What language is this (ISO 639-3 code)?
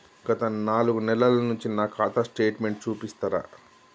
tel